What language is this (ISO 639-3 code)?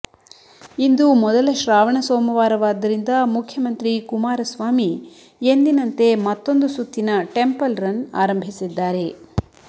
kan